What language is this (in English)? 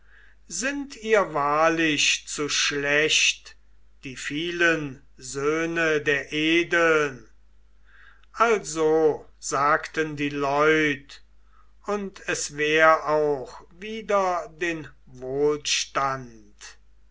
German